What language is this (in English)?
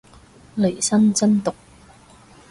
Cantonese